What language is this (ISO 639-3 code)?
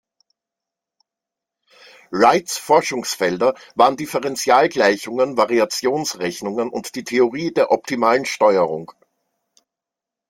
deu